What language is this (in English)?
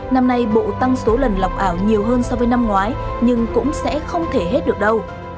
Vietnamese